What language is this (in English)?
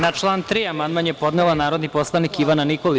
Serbian